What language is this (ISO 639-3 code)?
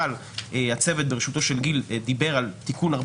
heb